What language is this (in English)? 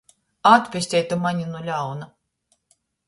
Latgalian